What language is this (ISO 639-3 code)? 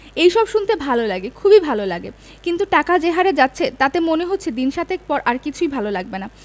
ben